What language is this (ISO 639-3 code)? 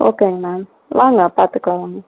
tam